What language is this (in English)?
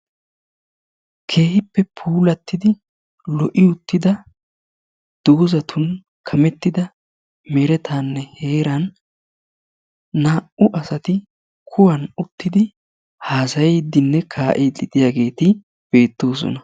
Wolaytta